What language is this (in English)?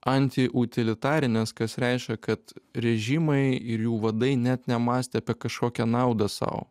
Lithuanian